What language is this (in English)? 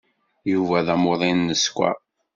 Kabyle